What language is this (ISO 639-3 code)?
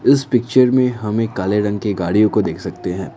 hin